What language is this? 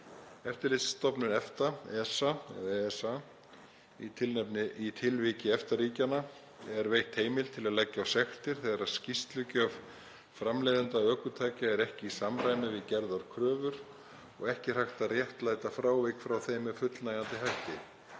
Icelandic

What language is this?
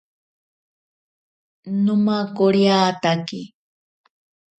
Ashéninka Perené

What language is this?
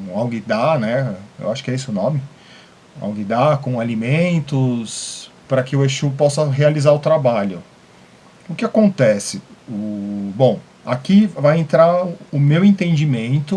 Portuguese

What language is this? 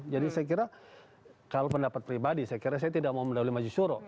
Indonesian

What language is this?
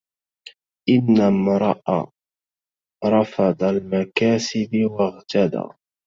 Arabic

